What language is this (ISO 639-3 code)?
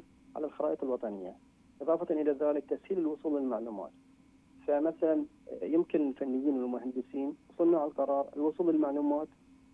ara